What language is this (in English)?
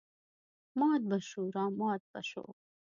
Pashto